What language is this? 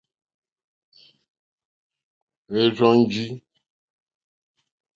Mokpwe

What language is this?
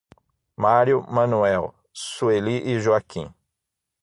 Portuguese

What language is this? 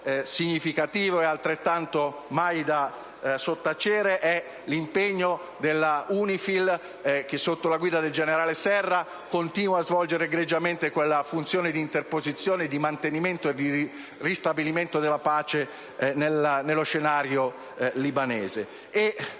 Italian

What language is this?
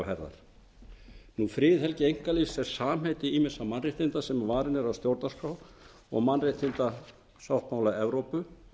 Icelandic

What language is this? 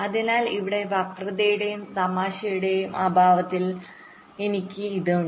Malayalam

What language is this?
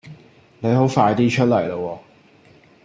Cantonese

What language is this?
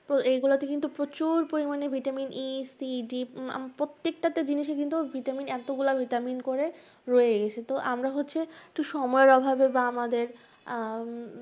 Bangla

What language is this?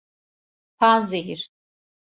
Turkish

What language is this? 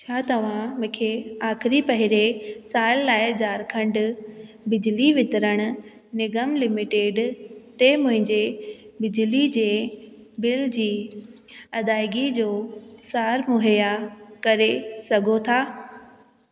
Sindhi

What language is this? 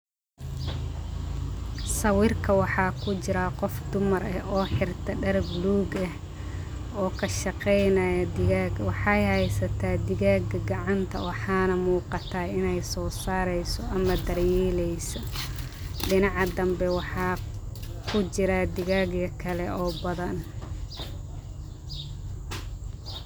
Somali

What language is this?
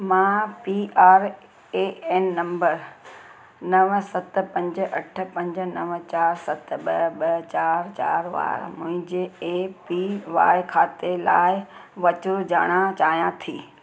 Sindhi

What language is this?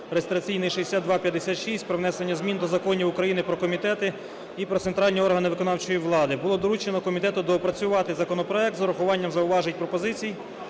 Ukrainian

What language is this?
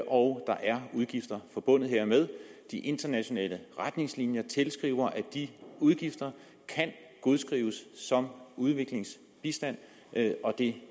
Danish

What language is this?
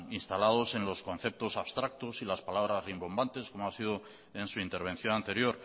Spanish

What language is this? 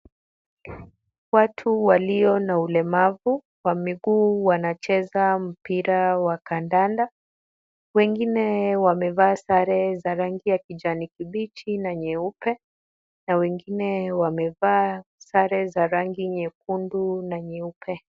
Swahili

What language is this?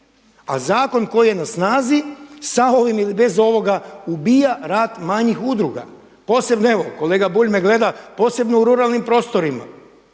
Croatian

